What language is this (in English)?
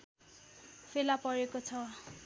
Nepali